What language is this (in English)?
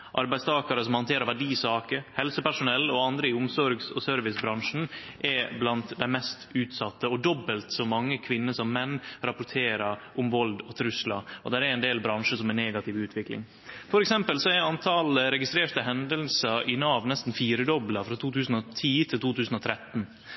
Norwegian Nynorsk